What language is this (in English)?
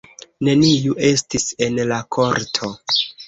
Esperanto